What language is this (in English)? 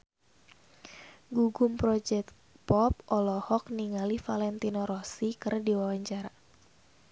Sundanese